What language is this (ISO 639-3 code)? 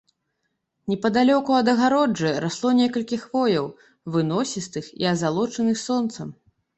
bel